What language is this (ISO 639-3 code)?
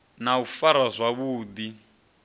ven